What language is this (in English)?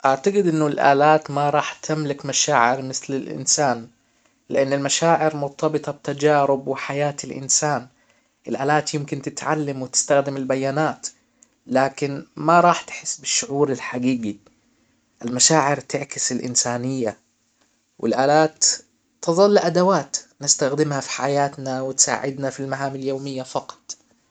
Hijazi Arabic